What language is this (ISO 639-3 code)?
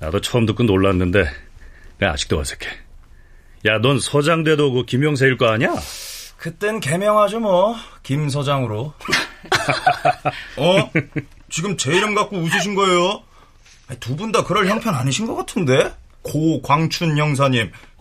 kor